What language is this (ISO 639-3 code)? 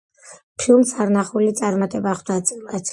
kat